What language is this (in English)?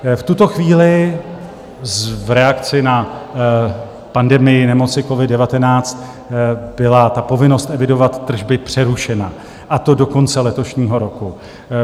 Czech